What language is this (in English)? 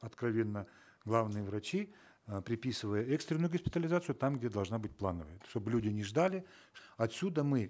Kazakh